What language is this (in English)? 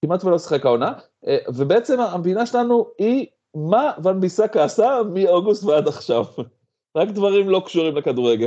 Hebrew